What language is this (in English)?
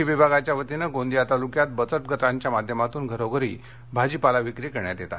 Marathi